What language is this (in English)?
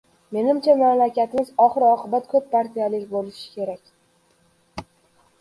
Uzbek